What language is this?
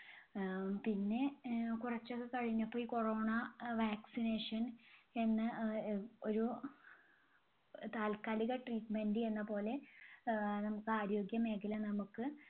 Malayalam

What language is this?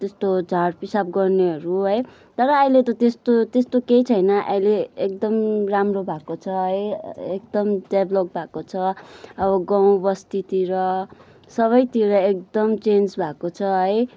Nepali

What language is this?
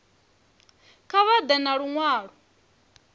Venda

